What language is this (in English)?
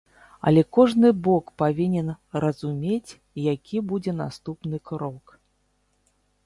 Belarusian